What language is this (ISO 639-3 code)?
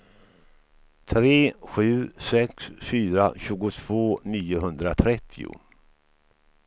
swe